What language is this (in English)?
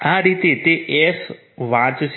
Gujarati